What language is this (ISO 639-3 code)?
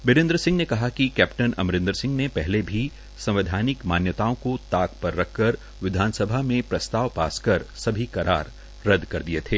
hin